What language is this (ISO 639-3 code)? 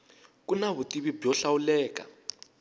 tso